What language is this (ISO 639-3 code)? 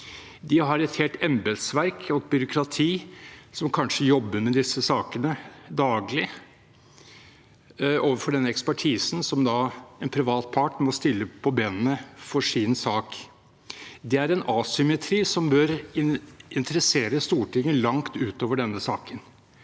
nor